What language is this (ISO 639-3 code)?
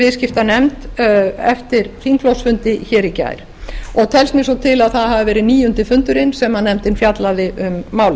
isl